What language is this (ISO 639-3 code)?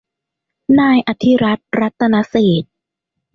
tha